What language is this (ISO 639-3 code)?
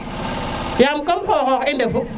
srr